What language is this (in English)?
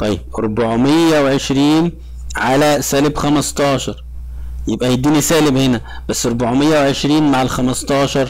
Arabic